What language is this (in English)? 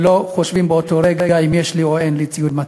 Hebrew